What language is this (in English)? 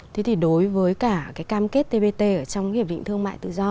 Vietnamese